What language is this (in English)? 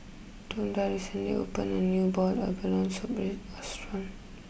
English